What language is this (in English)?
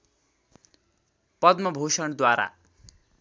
Nepali